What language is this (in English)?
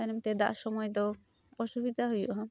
Santali